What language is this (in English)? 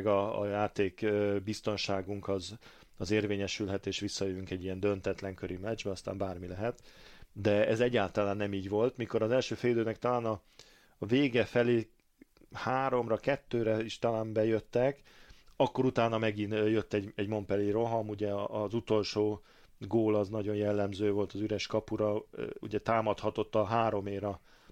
Hungarian